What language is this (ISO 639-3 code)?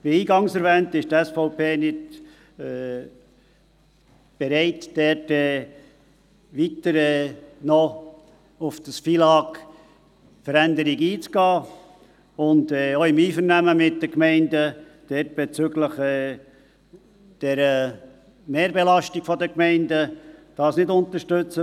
gsw